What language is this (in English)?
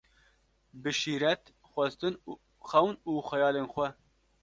Kurdish